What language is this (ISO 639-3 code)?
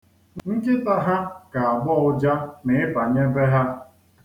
ibo